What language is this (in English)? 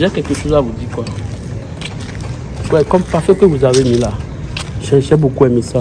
French